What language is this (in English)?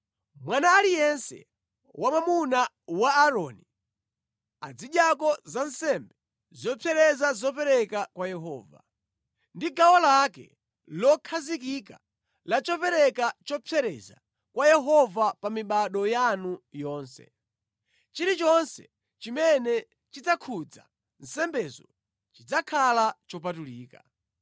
Nyanja